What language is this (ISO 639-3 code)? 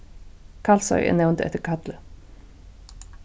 fao